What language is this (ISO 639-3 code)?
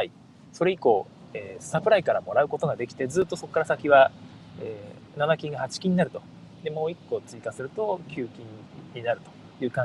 jpn